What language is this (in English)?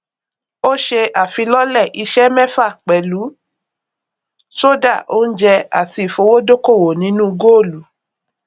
Yoruba